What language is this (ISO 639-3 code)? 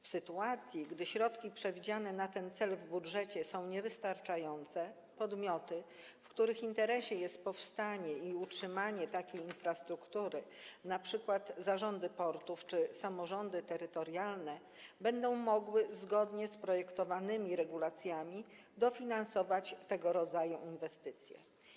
pol